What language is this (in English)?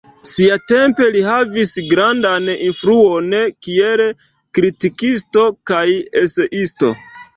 Esperanto